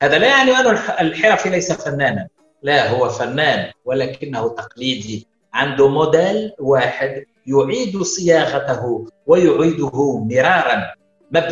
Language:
Arabic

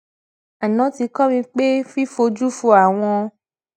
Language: Yoruba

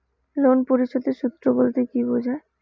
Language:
Bangla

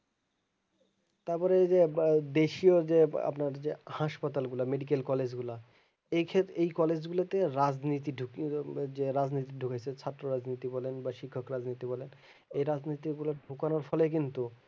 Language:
Bangla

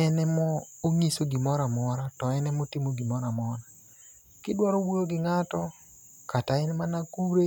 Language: Luo (Kenya and Tanzania)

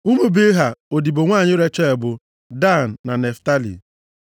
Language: Igbo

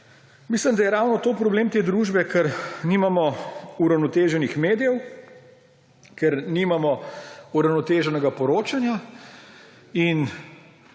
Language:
Slovenian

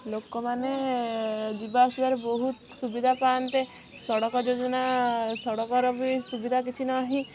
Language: Odia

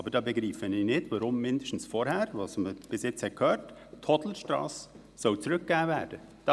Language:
Swiss German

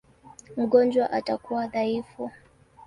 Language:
Swahili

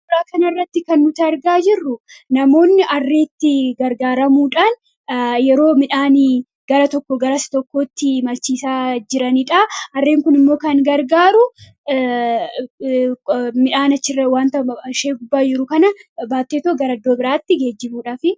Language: Oromo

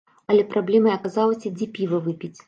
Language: Belarusian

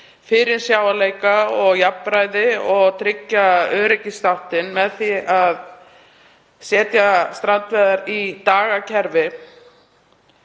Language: Icelandic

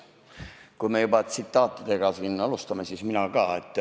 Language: Estonian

